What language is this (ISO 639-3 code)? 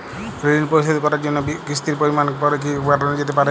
ben